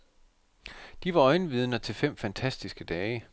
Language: Danish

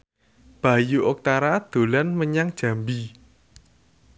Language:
Javanese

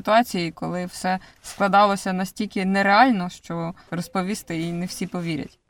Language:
Ukrainian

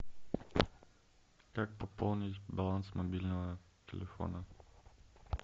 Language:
Russian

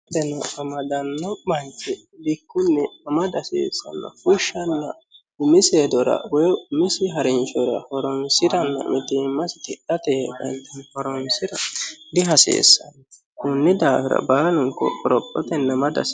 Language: Sidamo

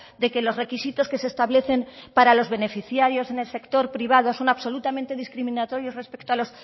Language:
Spanish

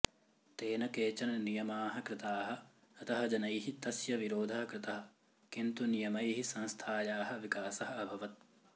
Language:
Sanskrit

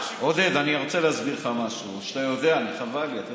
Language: Hebrew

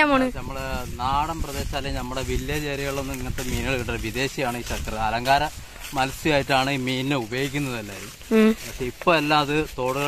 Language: Indonesian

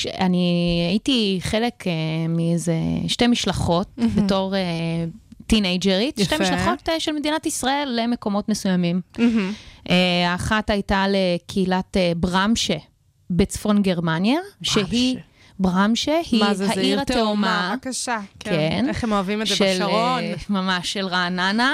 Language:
Hebrew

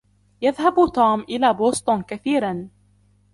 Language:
Arabic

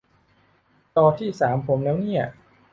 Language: Thai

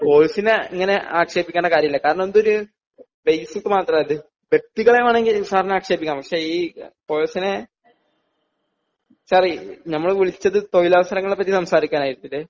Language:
Malayalam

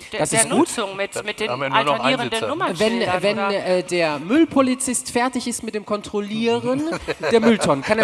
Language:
German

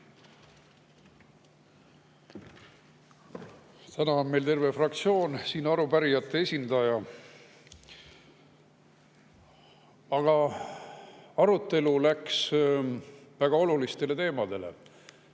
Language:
Estonian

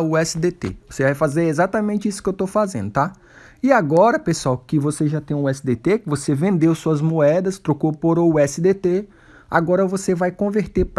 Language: Portuguese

